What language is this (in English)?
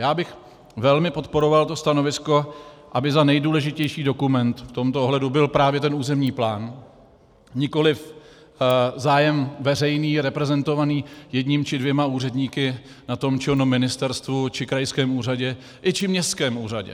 Czech